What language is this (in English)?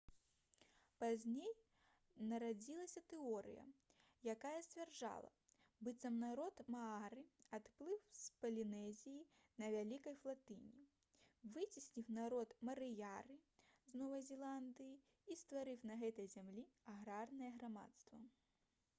Belarusian